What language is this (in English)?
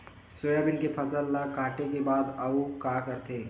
Chhattisgarhi